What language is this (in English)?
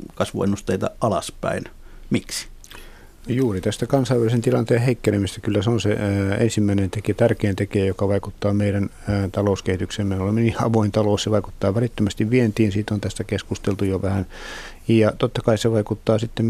Finnish